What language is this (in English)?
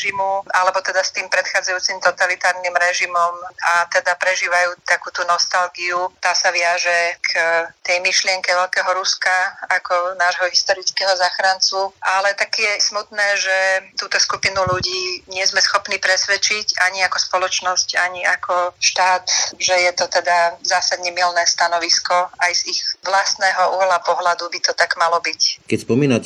Slovak